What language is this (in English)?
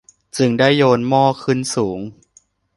Thai